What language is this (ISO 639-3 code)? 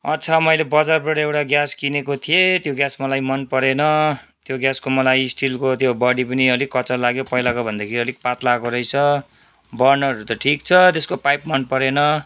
nep